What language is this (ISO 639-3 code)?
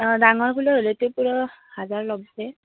asm